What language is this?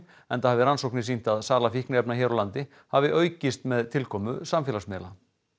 Icelandic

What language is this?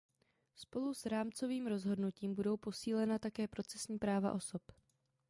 Czech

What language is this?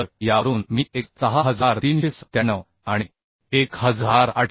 Marathi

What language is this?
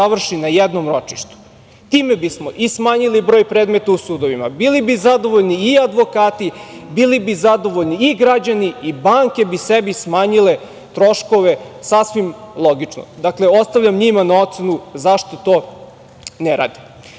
Serbian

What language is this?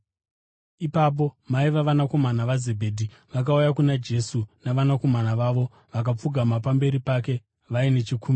Shona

